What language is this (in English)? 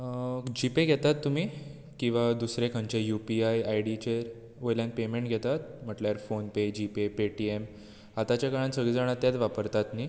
Konkani